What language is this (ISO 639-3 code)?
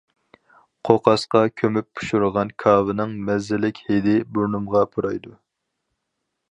uig